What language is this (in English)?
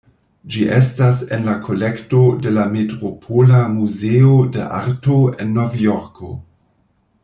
Esperanto